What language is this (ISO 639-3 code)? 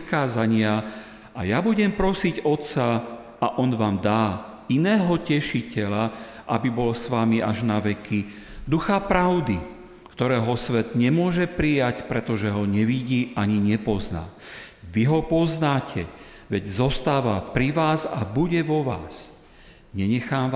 slk